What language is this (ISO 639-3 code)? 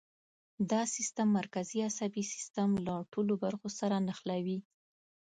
pus